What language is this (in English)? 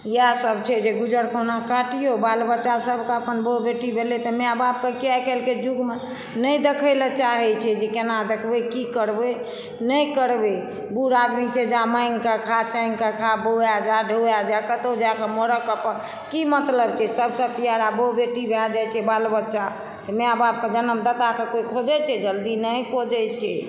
Maithili